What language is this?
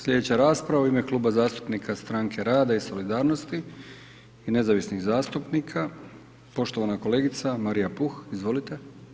Croatian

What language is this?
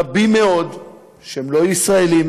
Hebrew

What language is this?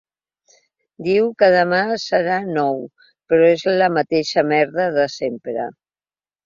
Catalan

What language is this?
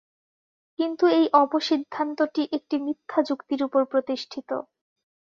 Bangla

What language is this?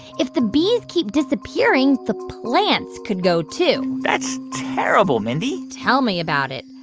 English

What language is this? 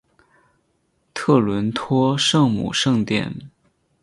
Chinese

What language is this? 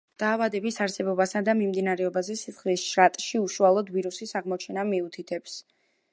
Georgian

